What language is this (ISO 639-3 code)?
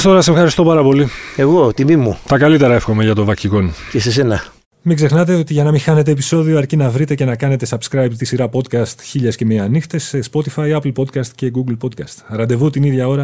ell